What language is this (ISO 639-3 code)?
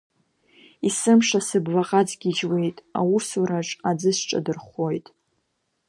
abk